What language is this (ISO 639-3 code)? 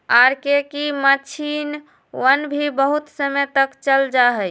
mag